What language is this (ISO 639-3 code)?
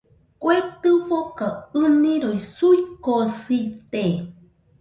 hux